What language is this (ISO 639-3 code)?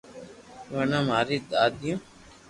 lrk